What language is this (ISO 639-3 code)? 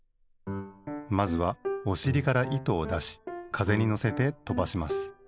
jpn